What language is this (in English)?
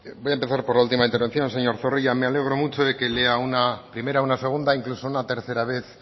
Spanish